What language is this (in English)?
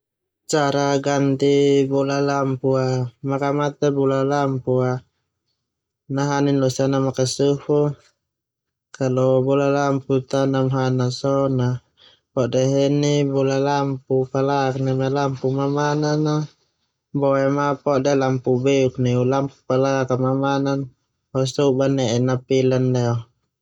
Termanu